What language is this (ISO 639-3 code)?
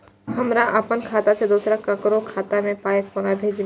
mai